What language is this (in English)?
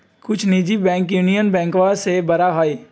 Magahi